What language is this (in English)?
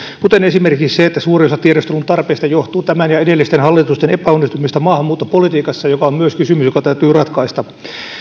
Finnish